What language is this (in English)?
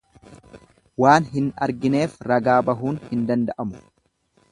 Oromo